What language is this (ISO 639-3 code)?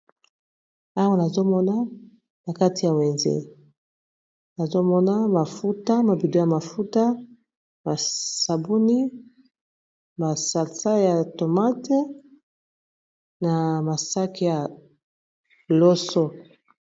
lin